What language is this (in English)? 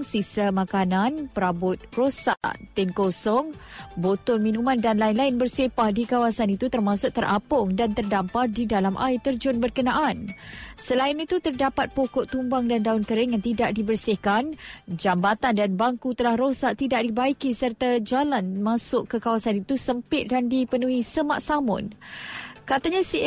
Malay